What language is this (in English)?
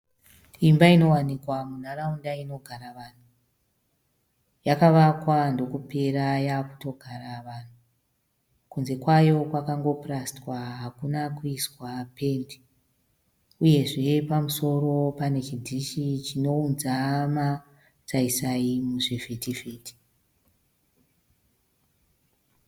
Shona